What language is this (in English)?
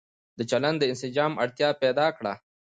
Pashto